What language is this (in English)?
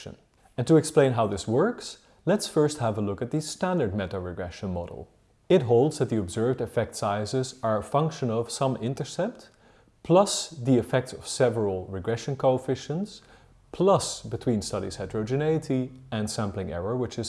English